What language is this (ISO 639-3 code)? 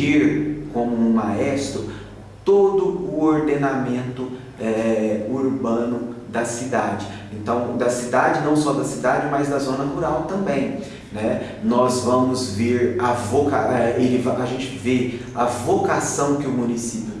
por